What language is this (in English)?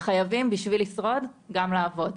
Hebrew